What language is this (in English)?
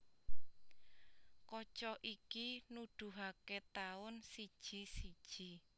Javanese